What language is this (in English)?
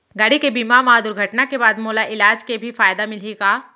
Chhattisgarhi